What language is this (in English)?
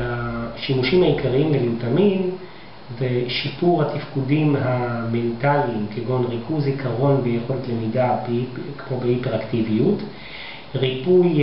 Hebrew